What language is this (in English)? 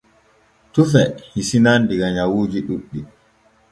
Borgu Fulfulde